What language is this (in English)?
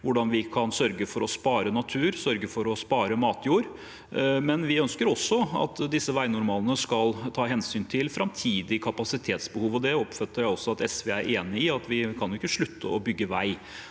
Norwegian